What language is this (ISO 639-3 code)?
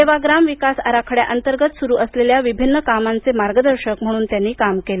mar